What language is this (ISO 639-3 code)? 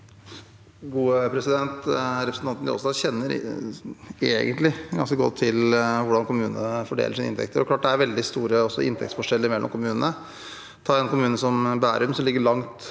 nor